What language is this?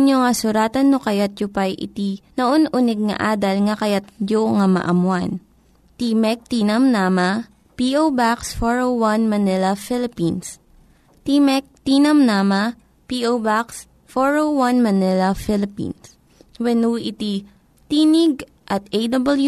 Filipino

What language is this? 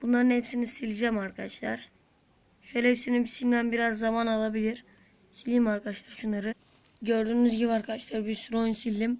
Turkish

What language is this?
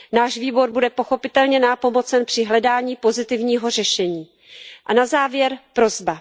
Czech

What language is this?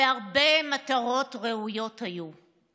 Hebrew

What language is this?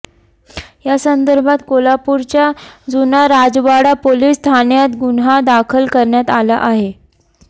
Marathi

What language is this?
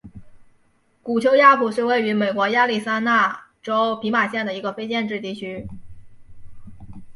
Chinese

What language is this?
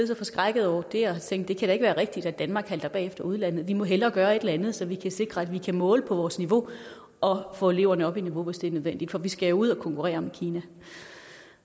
Danish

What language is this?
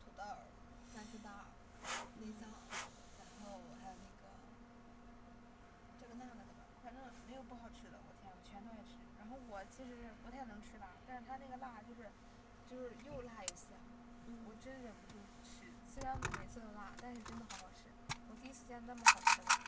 Chinese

